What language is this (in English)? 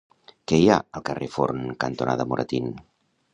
Catalan